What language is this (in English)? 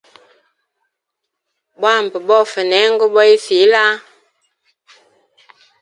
Hemba